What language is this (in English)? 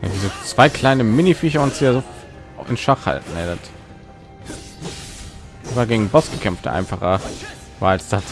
German